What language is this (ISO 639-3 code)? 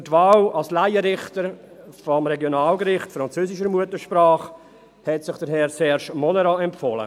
gsw